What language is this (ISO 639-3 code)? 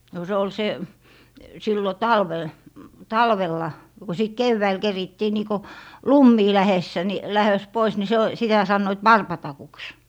fin